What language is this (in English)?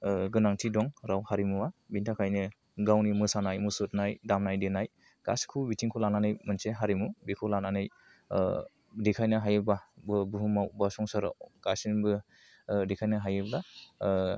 Bodo